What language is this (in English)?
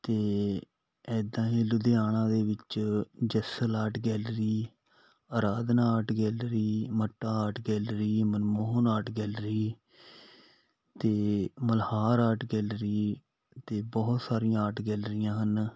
Punjabi